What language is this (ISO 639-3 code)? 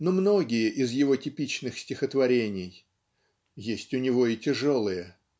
rus